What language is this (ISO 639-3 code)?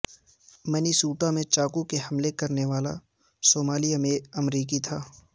urd